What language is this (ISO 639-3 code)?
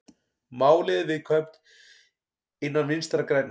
isl